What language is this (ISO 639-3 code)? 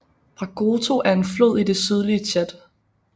dan